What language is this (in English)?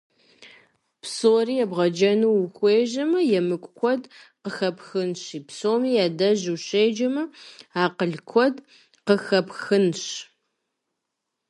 Kabardian